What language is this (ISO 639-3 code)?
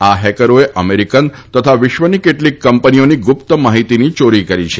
guj